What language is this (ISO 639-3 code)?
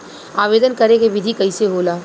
bho